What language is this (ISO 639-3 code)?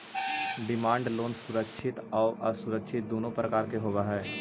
mag